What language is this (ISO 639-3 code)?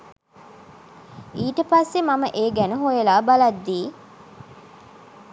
sin